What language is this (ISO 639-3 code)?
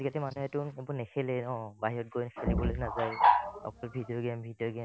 asm